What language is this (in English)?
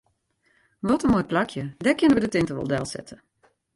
Western Frisian